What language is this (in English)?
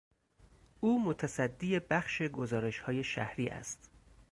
Persian